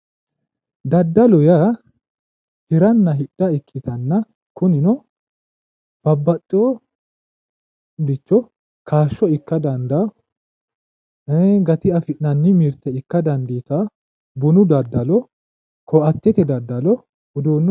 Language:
Sidamo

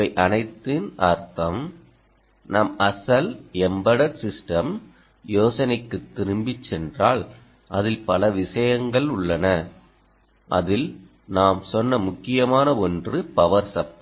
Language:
Tamil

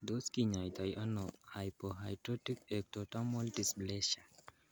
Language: Kalenjin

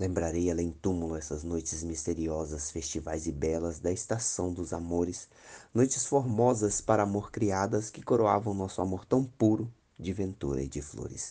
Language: Portuguese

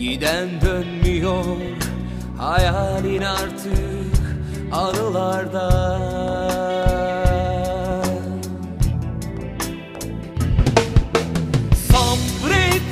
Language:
Turkish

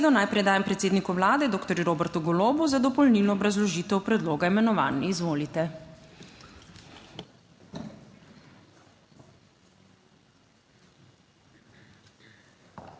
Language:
Slovenian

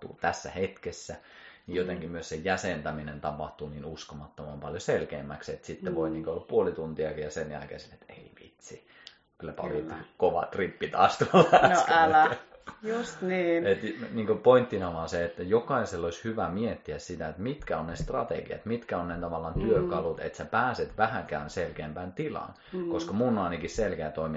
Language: Finnish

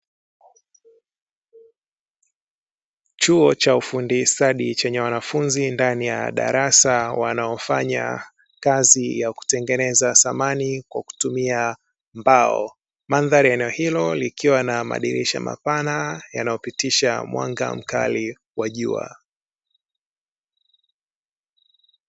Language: Swahili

